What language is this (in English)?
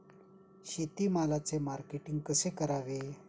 Marathi